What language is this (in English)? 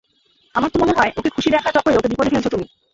Bangla